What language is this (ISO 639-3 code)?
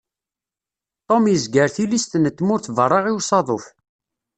kab